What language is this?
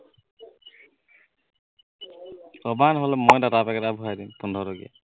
Assamese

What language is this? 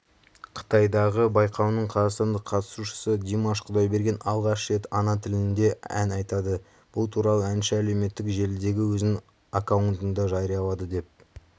Kazakh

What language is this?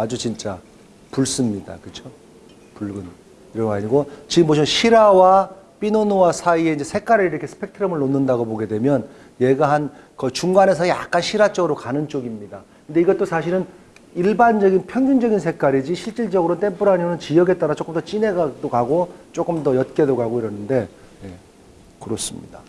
Korean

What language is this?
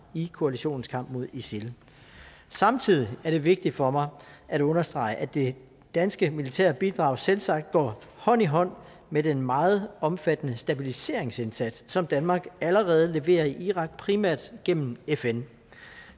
Danish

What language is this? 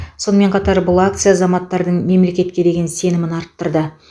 Kazakh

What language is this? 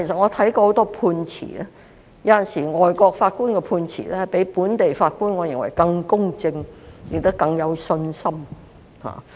Cantonese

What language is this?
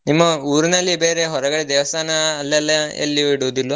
Kannada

